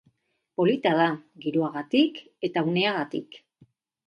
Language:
Basque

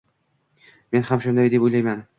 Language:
Uzbek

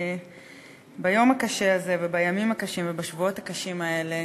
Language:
Hebrew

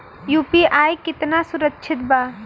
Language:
Bhojpuri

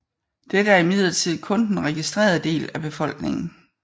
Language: Danish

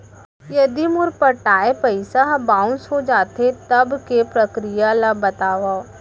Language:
Chhattisgarhi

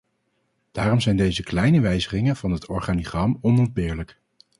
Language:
Dutch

